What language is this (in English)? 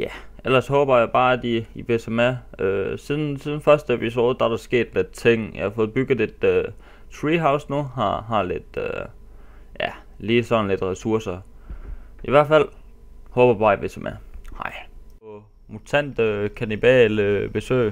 Danish